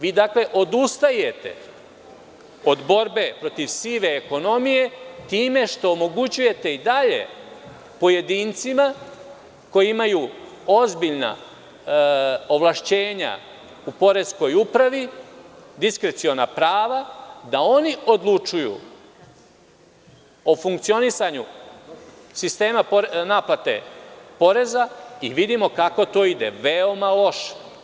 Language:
Serbian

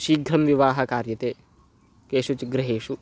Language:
Sanskrit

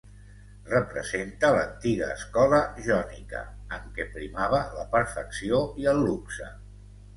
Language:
Catalan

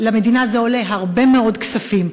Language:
Hebrew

